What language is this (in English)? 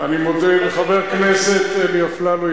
Hebrew